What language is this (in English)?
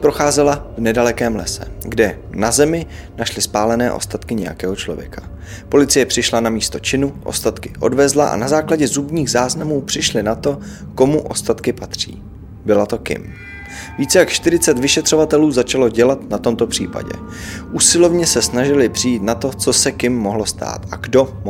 Czech